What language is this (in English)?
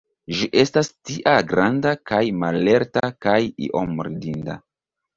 Esperanto